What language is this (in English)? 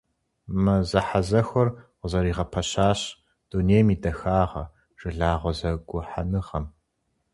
Kabardian